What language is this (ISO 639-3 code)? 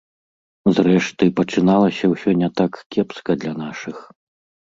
bel